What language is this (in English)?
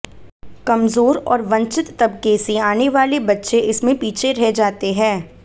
Hindi